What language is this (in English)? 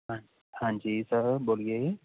Punjabi